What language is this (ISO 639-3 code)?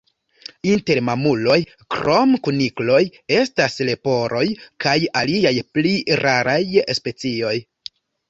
epo